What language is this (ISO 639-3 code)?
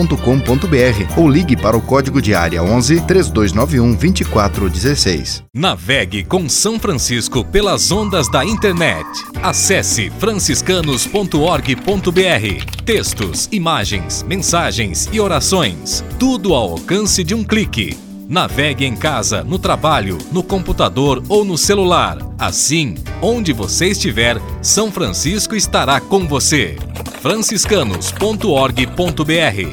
por